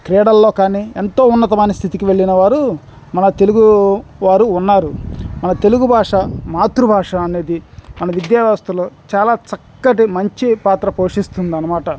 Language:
Telugu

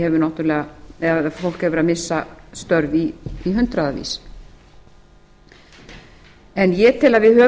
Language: Icelandic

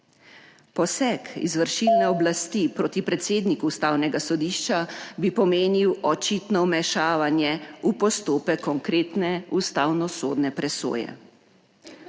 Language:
Slovenian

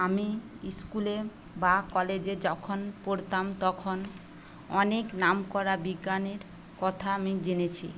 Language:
Bangla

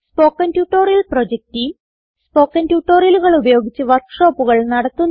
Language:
Malayalam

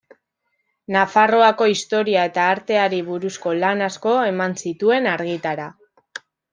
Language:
Basque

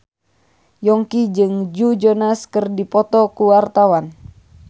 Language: Sundanese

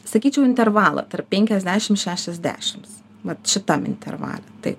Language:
Lithuanian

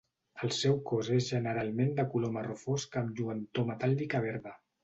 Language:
Catalan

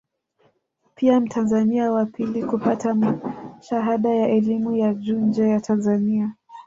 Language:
Swahili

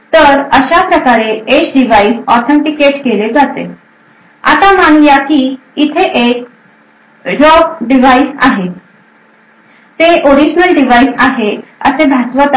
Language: Marathi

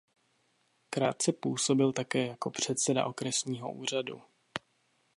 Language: Czech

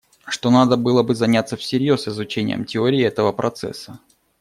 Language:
Russian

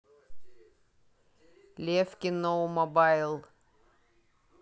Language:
Russian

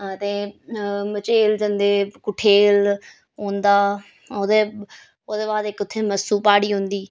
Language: Dogri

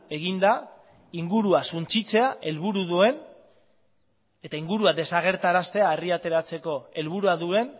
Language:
Basque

